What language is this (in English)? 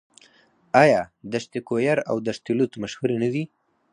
Pashto